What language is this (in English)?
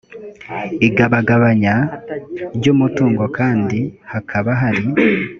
Kinyarwanda